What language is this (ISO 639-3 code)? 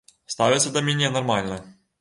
bel